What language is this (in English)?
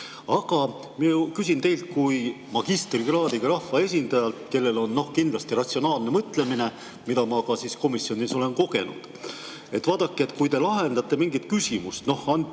Estonian